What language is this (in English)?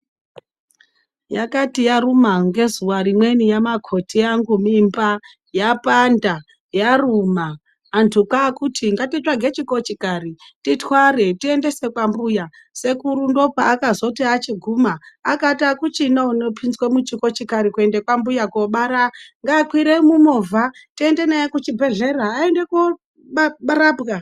Ndau